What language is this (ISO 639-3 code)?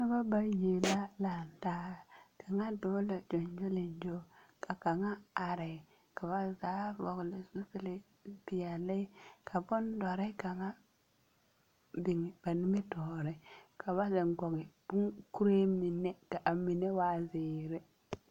dga